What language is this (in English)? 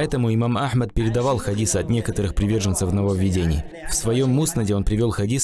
Russian